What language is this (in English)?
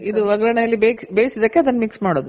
Kannada